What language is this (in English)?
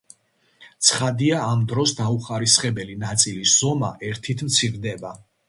Georgian